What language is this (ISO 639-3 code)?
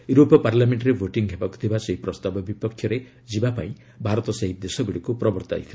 ori